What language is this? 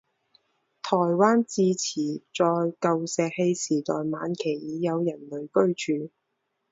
Chinese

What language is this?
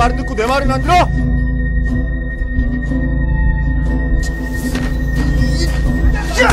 Korean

